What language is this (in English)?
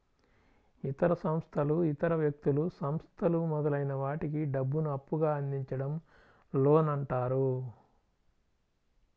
Telugu